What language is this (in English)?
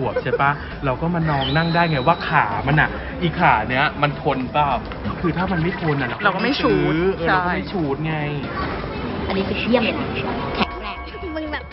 Thai